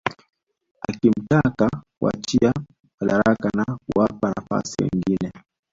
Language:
Swahili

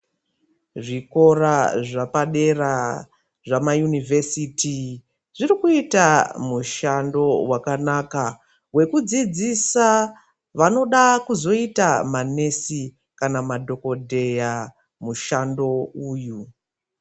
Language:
Ndau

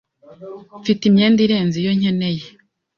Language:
Kinyarwanda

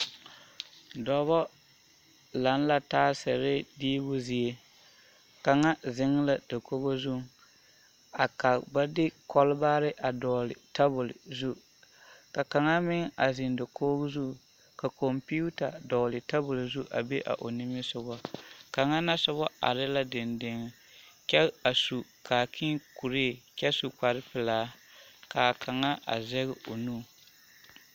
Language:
Southern Dagaare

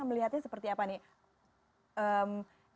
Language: Indonesian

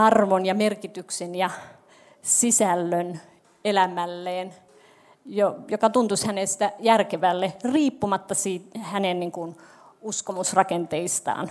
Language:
Finnish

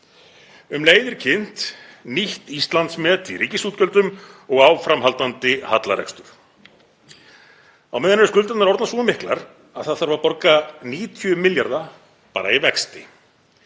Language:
Icelandic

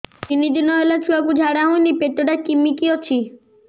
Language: Odia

